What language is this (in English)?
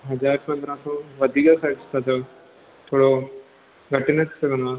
Sindhi